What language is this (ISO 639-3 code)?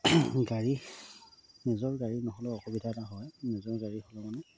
asm